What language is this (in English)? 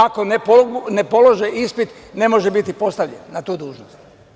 Serbian